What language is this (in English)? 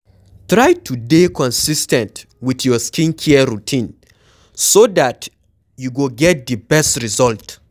Nigerian Pidgin